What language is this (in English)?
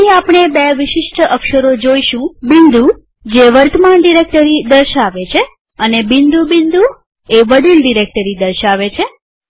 Gujarati